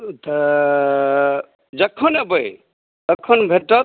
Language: Maithili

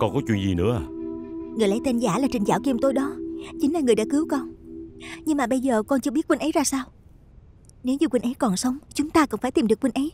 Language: Vietnamese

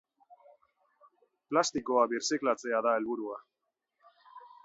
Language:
Basque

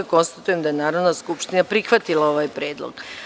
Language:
Serbian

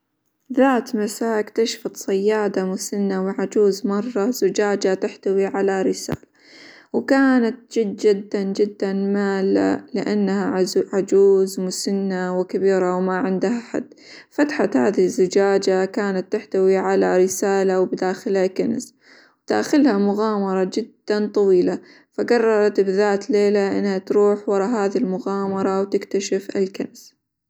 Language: Hijazi Arabic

